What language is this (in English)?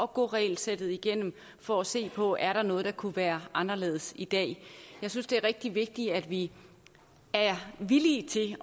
Danish